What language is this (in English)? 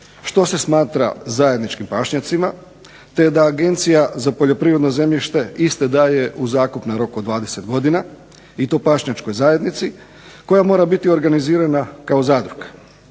Croatian